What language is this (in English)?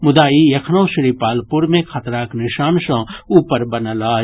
Maithili